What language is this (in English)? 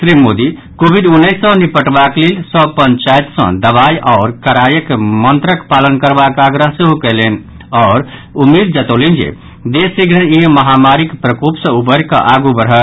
Maithili